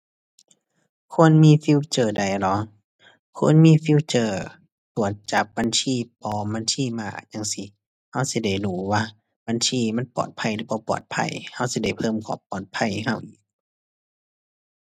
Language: Thai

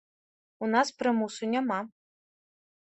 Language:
Belarusian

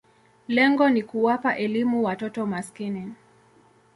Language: Swahili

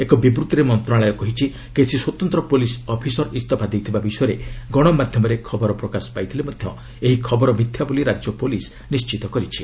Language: Odia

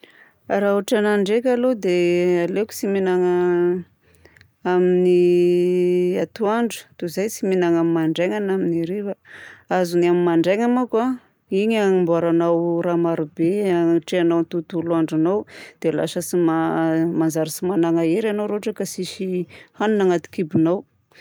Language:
Southern Betsimisaraka Malagasy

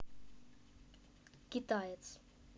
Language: Russian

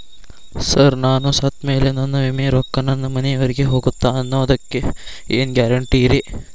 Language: Kannada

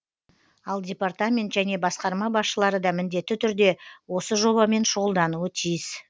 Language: Kazakh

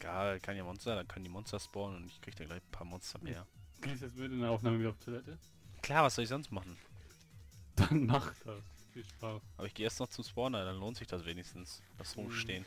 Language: German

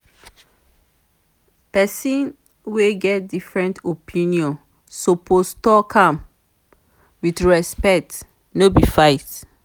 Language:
Nigerian Pidgin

